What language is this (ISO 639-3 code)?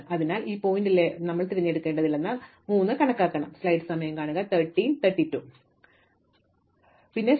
mal